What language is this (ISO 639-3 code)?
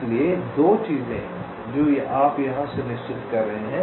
hin